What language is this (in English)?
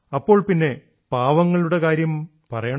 Malayalam